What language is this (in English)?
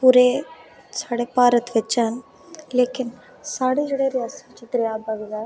Dogri